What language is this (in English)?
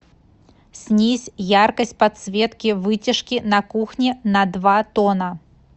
Russian